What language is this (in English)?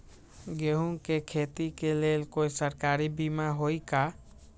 Magahi